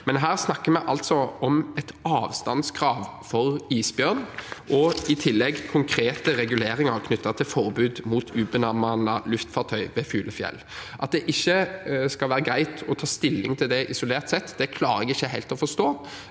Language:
Norwegian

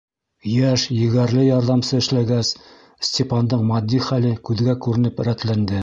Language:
Bashkir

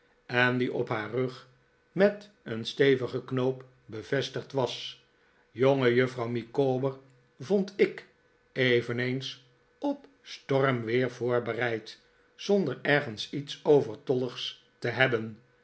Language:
Dutch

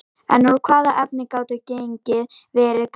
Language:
Icelandic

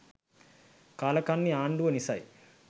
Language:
Sinhala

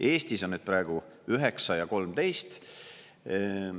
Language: Estonian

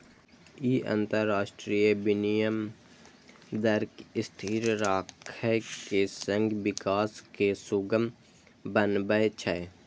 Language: Maithili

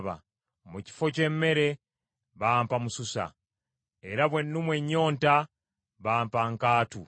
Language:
Ganda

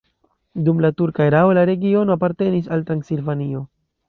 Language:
Esperanto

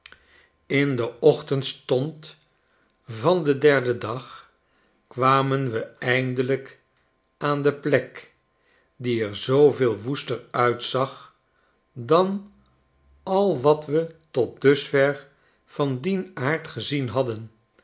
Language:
Dutch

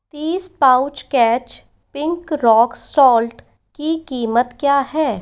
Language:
Hindi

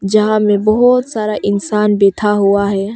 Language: Hindi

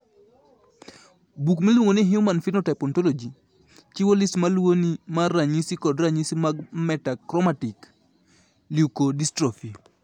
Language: Luo (Kenya and Tanzania)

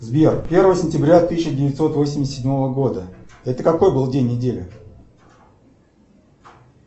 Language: Russian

